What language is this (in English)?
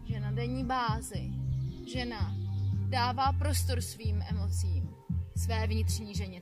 Czech